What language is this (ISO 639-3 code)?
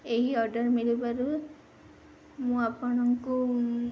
ori